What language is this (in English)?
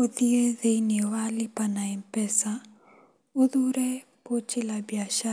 Kikuyu